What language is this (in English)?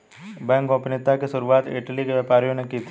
Hindi